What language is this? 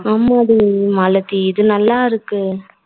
Tamil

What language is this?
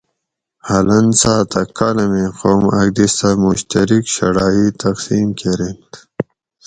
Gawri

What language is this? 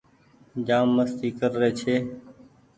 Goaria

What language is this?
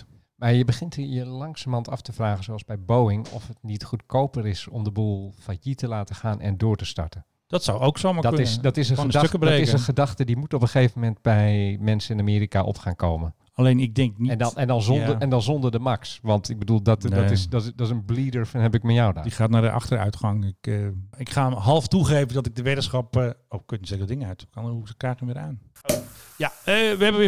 Dutch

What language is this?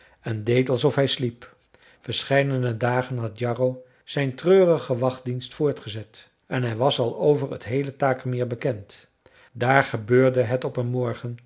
Dutch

